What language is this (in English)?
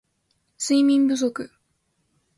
Japanese